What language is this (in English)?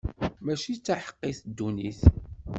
Kabyle